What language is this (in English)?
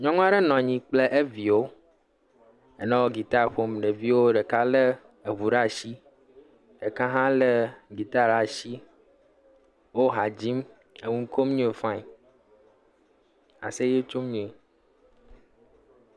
Ewe